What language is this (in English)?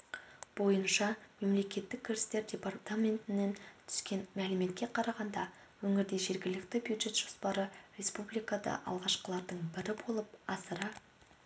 Kazakh